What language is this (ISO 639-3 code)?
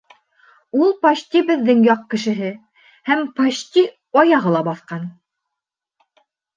bak